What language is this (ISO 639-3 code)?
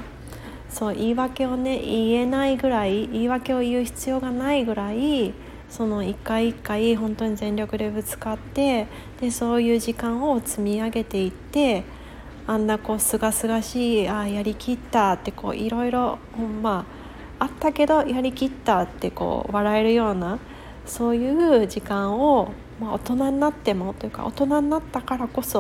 jpn